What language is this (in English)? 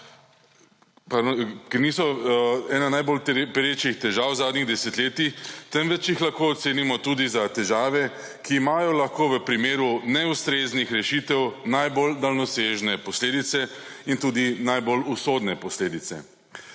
Slovenian